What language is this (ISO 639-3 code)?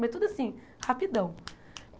por